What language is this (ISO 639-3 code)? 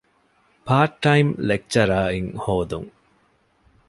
div